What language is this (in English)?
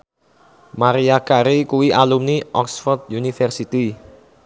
Javanese